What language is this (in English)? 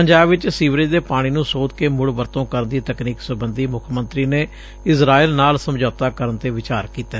Punjabi